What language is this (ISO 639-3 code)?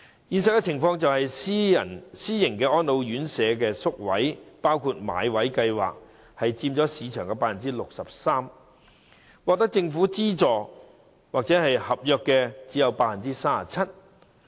yue